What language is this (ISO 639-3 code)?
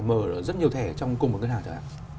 vie